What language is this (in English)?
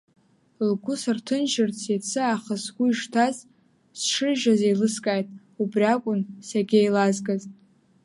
Abkhazian